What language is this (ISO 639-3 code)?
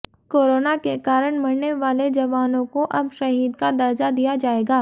hin